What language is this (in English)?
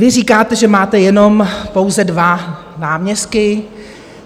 Czech